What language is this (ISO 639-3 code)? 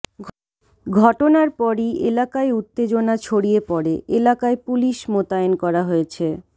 ben